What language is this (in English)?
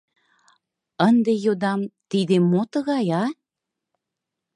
Mari